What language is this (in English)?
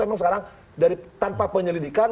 Indonesian